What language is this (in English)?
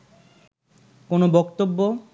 Bangla